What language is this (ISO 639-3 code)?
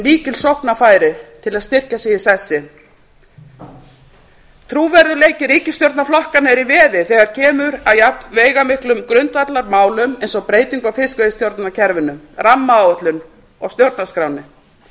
isl